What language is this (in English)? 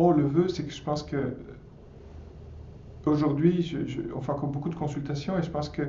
French